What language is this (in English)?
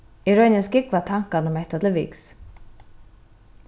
Faroese